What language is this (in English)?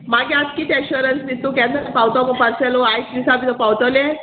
Konkani